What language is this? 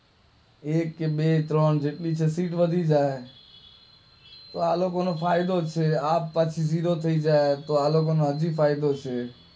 Gujarati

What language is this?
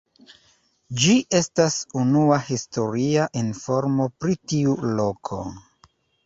Esperanto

